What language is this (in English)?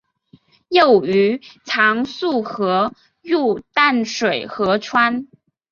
Chinese